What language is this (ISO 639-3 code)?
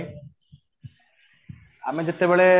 ori